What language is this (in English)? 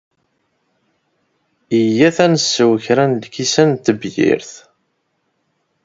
Kabyle